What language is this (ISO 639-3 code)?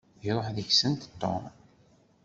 kab